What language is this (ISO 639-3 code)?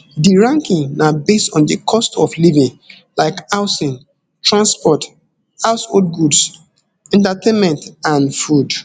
pcm